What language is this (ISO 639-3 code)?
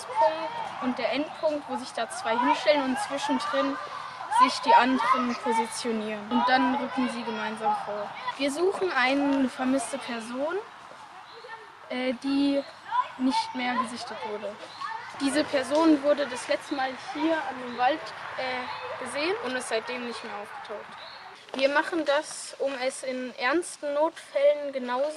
deu